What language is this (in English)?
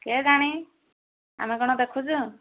Odia